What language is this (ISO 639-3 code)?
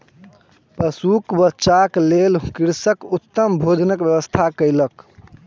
mai